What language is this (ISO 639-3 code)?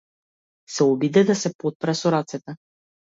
mkd